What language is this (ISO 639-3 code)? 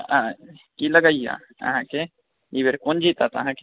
mai